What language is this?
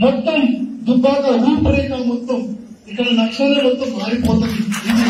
Telugu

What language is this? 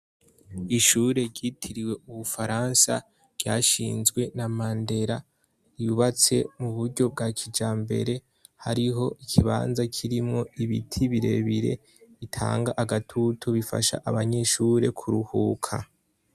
Rundi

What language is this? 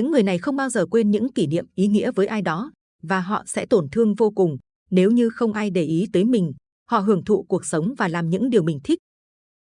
Vietnamese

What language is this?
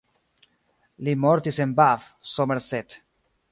Esperanto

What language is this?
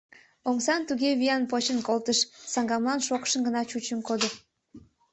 Mari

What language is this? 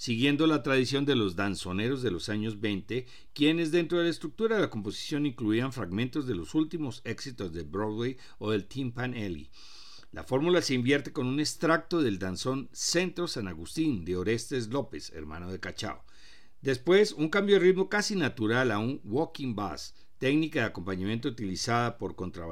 Spanish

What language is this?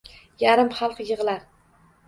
Uzbek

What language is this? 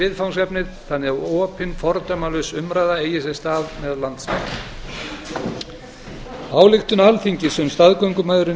Icelandic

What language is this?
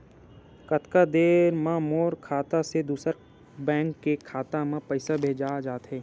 Chhattisgarhi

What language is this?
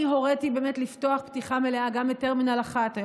Hebrew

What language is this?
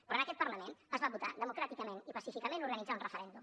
Catalan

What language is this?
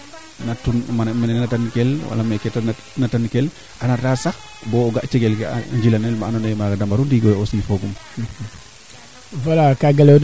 Serer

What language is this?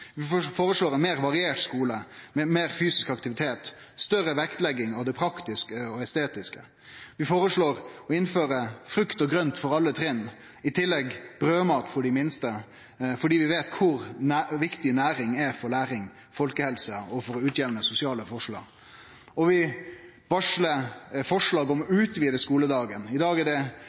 Norwegian Nynorsk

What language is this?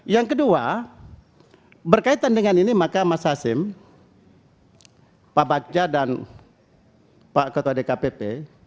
Indonesian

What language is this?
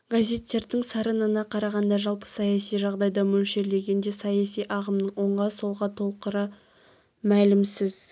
Kazakh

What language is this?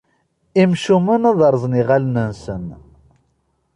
Kabyle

